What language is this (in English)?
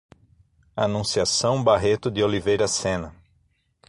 Portuguese